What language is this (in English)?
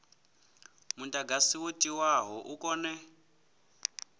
Venda